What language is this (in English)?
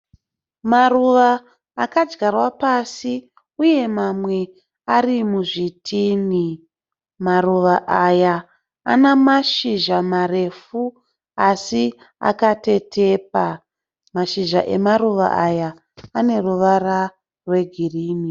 Shona